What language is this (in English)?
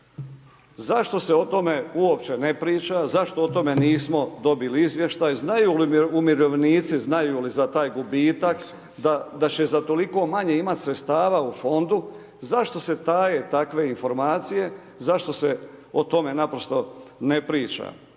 Croatian